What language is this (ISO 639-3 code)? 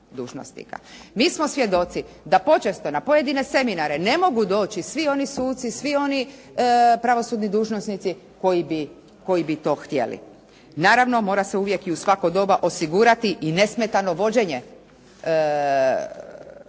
hrv